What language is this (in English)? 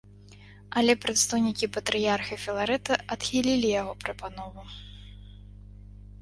Belarusian